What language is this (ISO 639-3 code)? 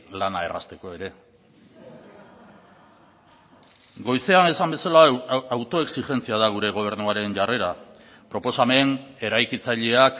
eus